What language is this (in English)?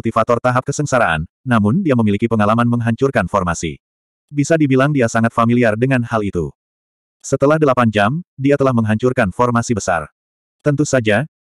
Indonesian